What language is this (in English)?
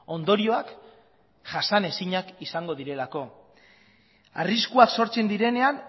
Basque